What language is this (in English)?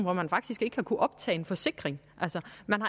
Danish